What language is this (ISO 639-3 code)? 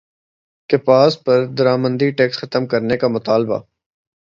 urd